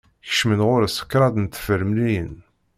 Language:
Kabyle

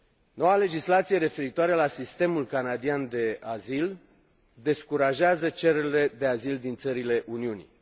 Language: Romanian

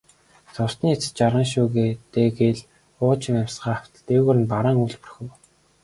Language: Mongolian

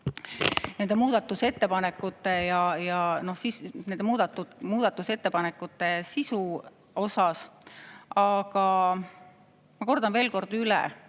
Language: Estonian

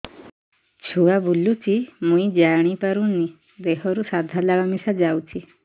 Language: Odia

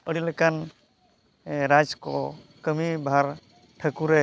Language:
Santali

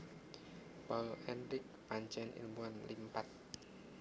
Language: Javanese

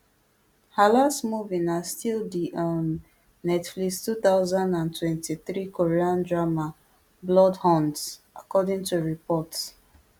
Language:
Nigerian Pidgin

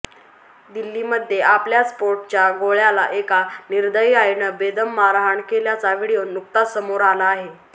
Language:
Marathi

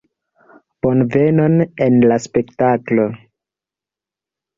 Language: Esperanto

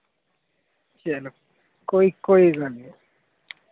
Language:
Dogri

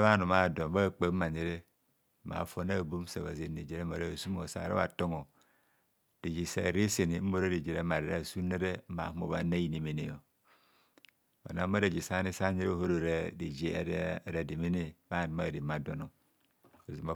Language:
Kohumono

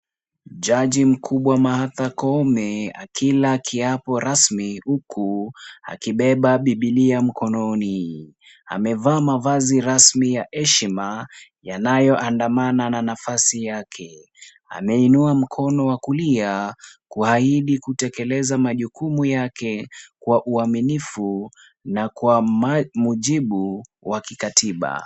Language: Swahili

